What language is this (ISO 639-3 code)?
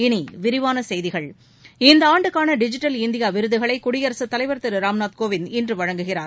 tam